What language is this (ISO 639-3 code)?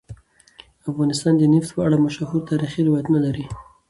pus